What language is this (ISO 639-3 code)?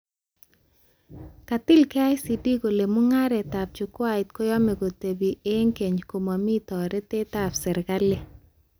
kln